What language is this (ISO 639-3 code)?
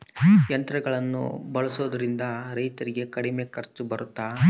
kan